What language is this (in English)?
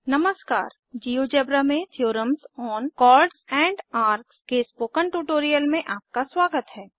Hindi